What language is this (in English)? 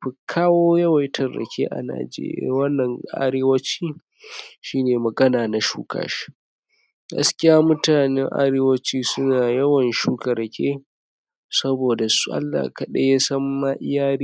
Hausa